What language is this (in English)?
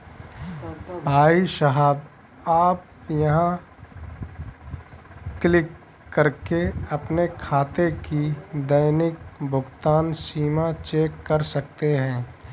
Hindi